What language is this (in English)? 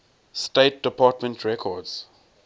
English